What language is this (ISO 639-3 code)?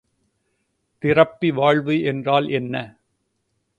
tam